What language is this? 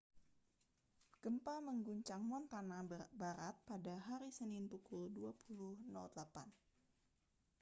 Indonesian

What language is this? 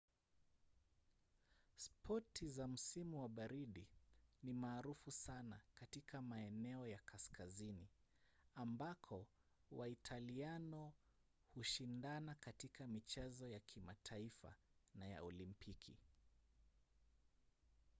Swahili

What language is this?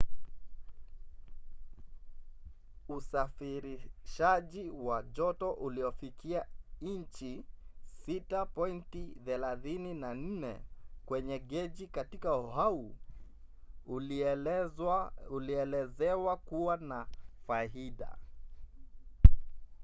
Swahili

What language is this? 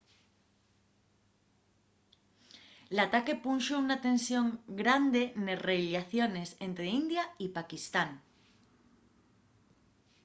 Asturian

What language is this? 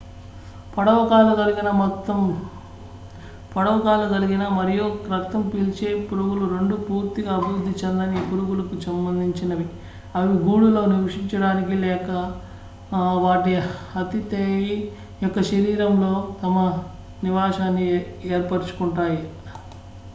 Telugu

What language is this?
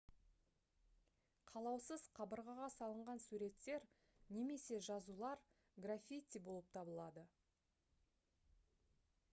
Kazakh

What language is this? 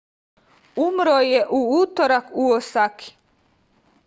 Serbian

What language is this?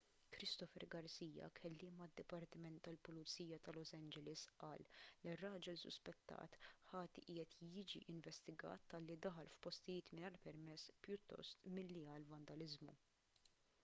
Maltese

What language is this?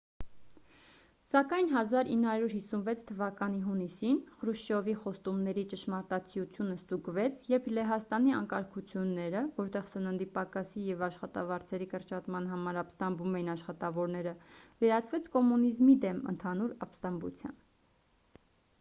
Armenian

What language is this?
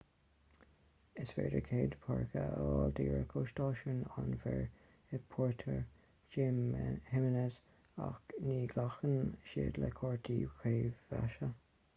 Irish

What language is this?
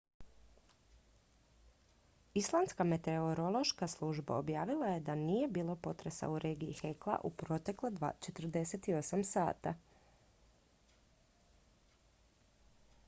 Croatian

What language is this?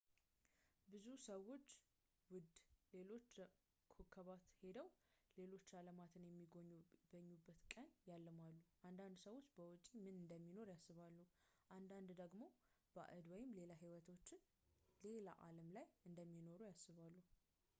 Amharic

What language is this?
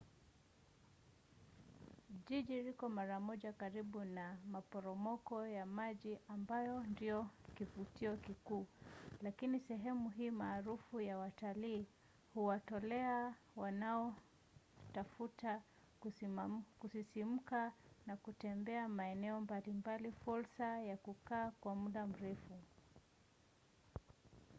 Swahili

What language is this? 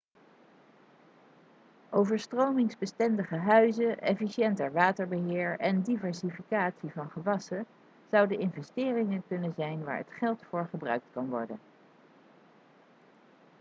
Dutch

